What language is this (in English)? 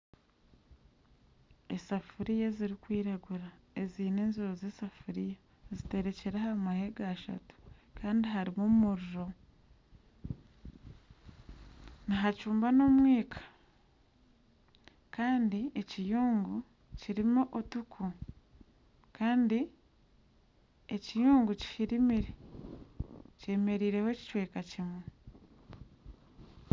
Nyankole